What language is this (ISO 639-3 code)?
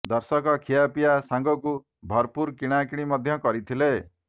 ori